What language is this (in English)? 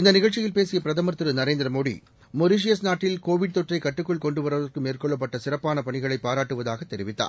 Tamil